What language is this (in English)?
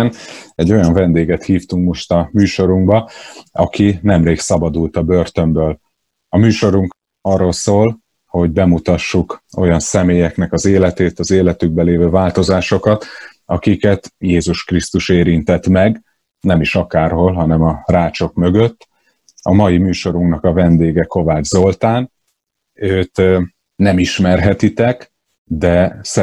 Hungarian